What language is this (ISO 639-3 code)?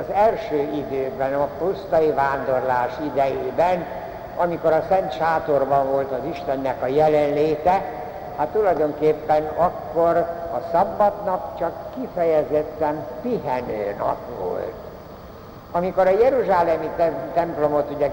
hun